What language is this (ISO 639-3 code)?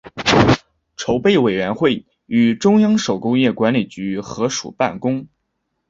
zho